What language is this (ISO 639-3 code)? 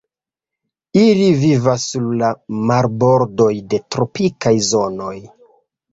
epo